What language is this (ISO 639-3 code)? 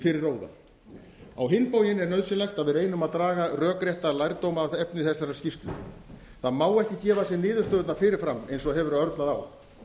isl